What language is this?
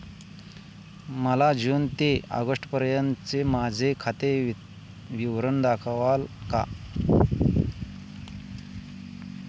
Marathi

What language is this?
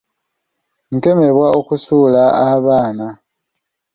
Ganda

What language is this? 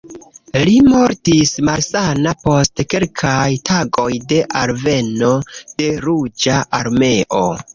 Esperanto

